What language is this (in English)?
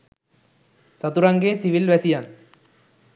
Sinhala